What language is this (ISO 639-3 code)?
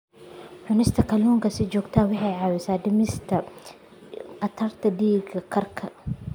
som